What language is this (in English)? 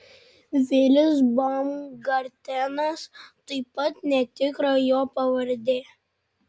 Lithuanian